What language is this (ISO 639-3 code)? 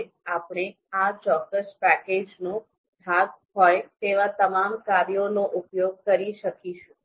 guj